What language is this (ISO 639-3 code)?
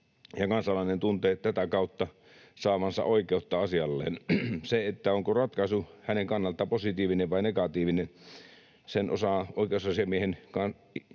fin